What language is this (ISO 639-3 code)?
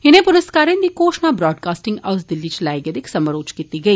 doi